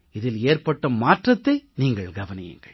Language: Tamil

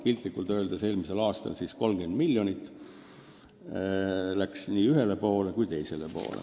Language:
Estonian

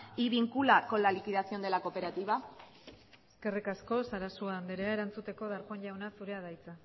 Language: Basque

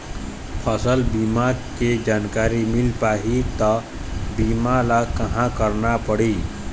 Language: Chhattisgarhi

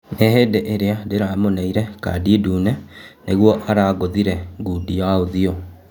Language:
Kikuyu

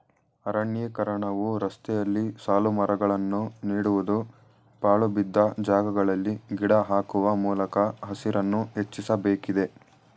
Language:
Kannada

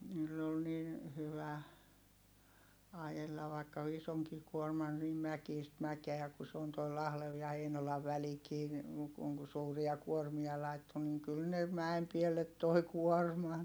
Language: Finnish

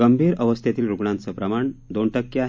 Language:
Marathi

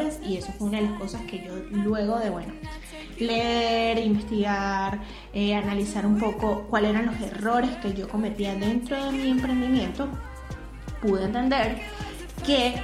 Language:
Spanish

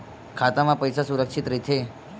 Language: Chhattisgarhi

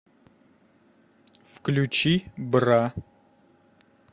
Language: Russian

